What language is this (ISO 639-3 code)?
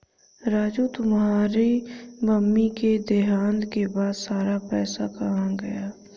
hin